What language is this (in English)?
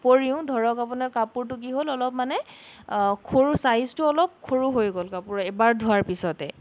Assamese